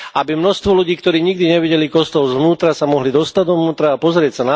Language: Slovak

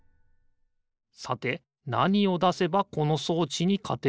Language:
Japanese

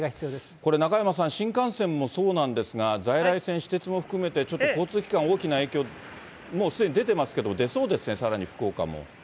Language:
Japanese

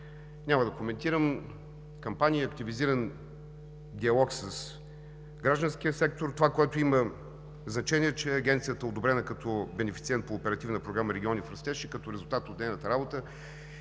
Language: Bulgarian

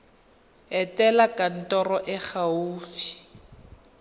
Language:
Tswana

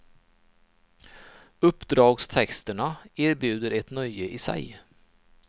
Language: Swedish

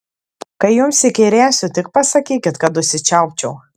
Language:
Lithuanian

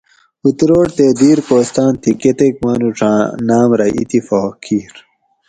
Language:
Gawri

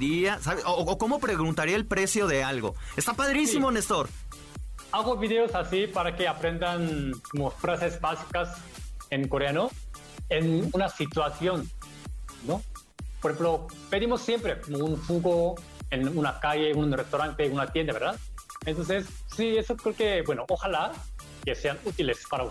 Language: Spanish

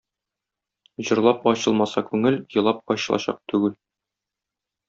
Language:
Tatar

